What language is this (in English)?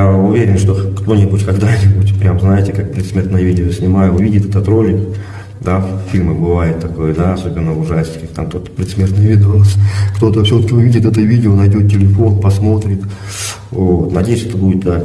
Russian